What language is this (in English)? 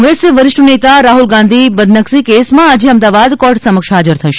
Gujarati